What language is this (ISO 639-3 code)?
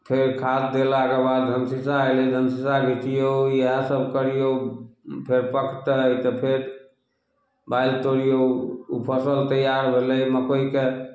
mai